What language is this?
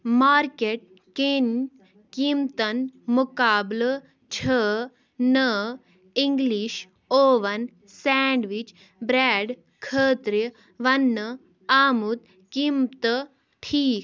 Kashmiri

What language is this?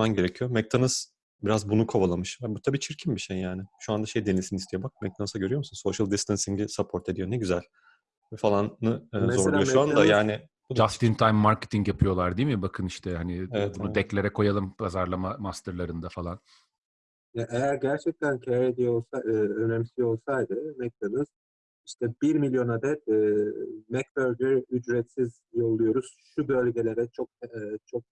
Turkish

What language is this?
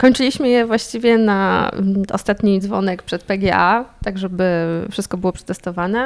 Polish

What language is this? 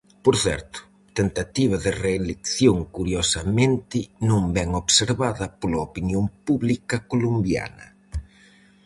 Galician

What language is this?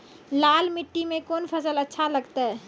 Maithili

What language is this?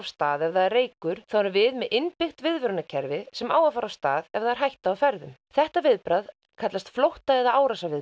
Icelandic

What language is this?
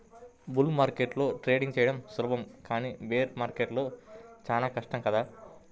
Telugu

